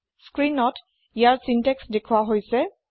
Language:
Assamese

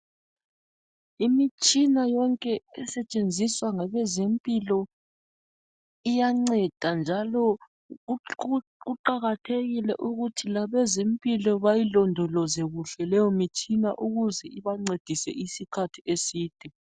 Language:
North Ndebele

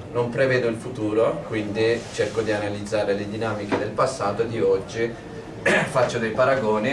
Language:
Italian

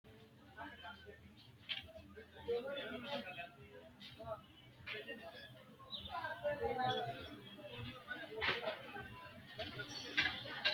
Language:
Sidamo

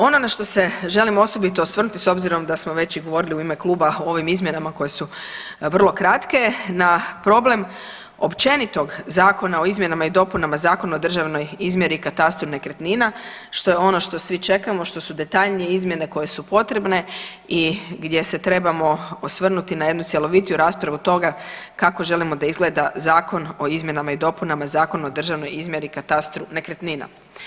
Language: Croatian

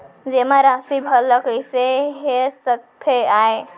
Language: Chhattisgarhi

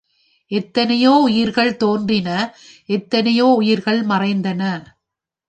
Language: Tamil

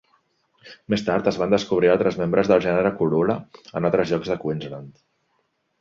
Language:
Catalan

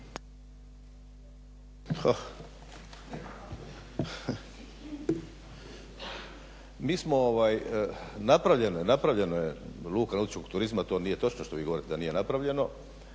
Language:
Croatian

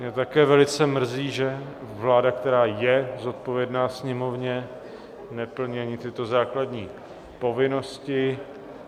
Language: Czech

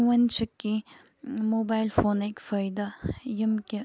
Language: Kashmiri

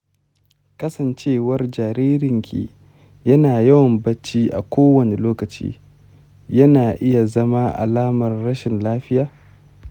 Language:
Hausa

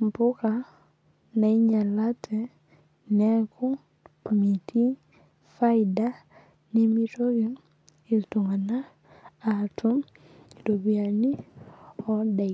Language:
Masai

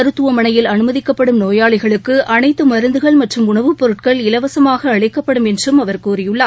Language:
Tamil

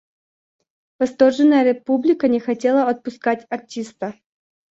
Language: Russian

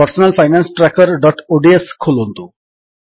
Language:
Odia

